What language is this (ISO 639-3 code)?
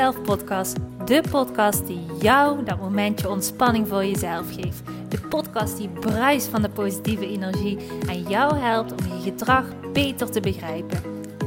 nld